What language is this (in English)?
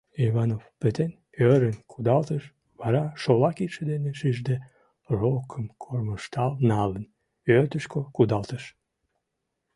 Mari